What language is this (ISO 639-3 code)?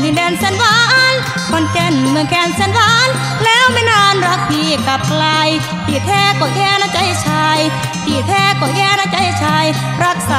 tha